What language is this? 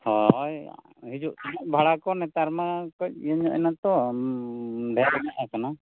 Santali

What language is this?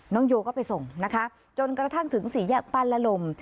Thai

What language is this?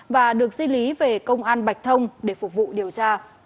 Vietnamese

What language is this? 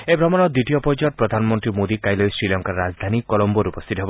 Assamese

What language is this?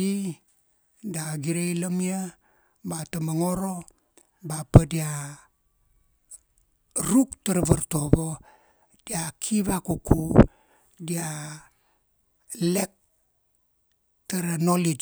Kuanua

